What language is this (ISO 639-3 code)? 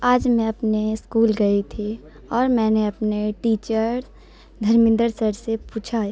urd